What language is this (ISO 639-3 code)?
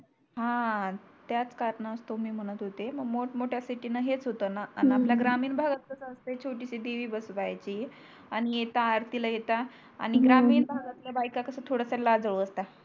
mar